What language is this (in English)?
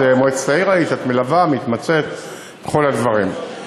Hebrew